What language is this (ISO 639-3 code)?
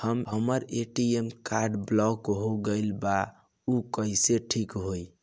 bho